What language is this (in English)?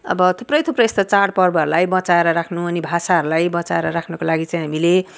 Nepali